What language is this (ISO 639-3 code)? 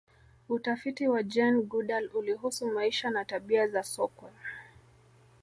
swa